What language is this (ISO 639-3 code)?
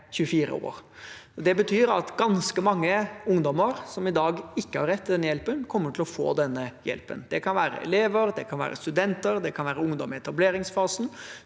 nor